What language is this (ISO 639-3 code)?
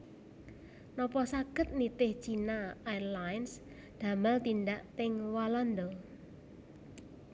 jav